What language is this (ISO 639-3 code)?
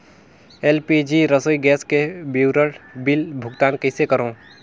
hne